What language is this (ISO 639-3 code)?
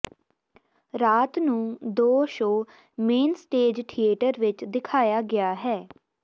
pan